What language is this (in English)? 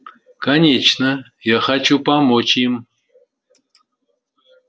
Russian